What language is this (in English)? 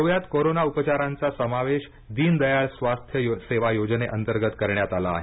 Marathi